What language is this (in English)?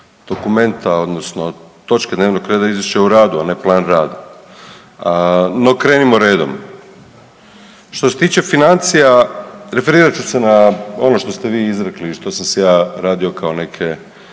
Croatian